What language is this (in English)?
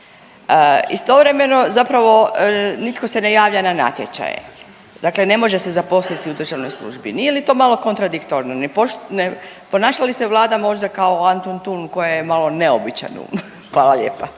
Croatian